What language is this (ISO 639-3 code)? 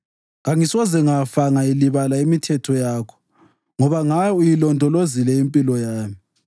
nde